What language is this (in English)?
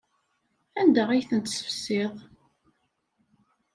Kabyle